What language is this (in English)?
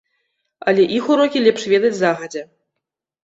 Belarusian